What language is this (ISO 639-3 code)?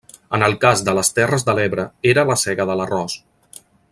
cat